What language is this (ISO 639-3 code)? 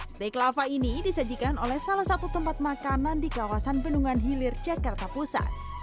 ind